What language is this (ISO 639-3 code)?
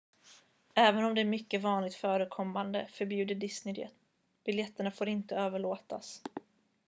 swe